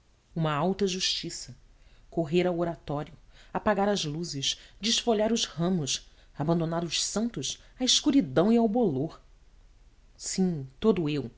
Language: Portuguese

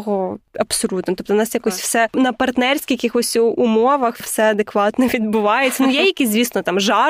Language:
Ukrainian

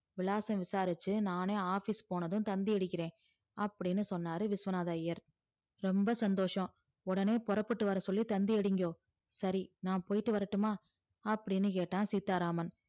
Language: Tamil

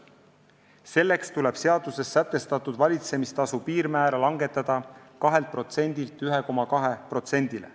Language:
Estonian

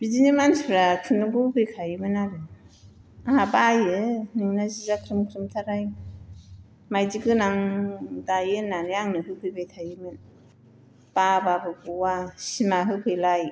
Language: Bodo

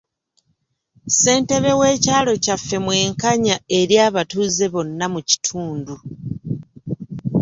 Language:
Ganda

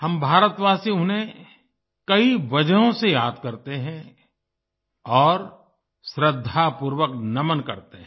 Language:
Hindi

